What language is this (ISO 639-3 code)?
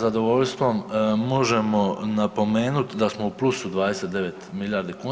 hrv